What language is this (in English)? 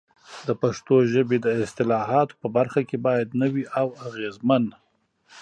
Pashto